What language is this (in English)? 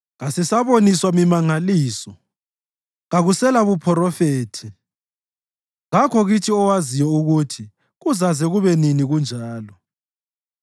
North Ndebele